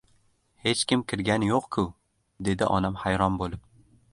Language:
Uzbek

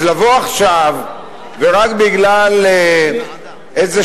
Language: Hebrew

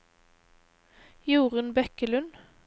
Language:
Norwegian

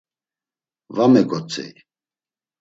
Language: Laz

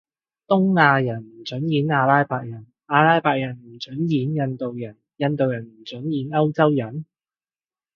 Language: Cantonese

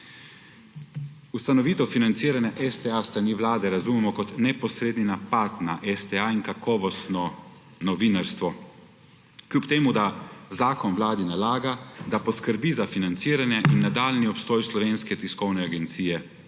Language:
Slovenian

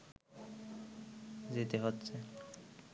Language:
Bangla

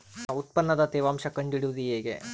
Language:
Kannada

